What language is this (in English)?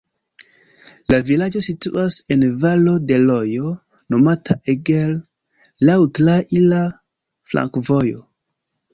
Esperanto